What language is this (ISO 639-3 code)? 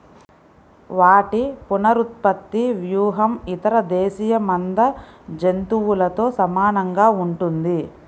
tel